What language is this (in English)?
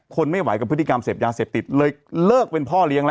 Thai